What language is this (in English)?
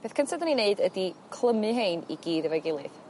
Welsh